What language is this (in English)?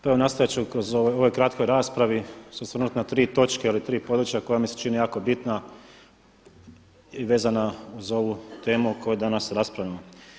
Croatian